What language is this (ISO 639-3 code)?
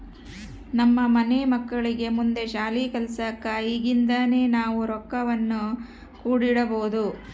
kan